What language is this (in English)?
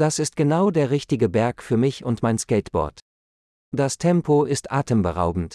German